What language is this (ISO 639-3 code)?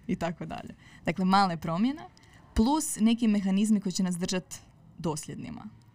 hrv